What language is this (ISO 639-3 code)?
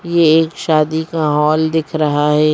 hin